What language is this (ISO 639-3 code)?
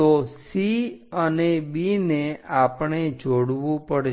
guj